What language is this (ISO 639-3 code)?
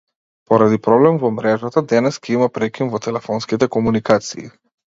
mkd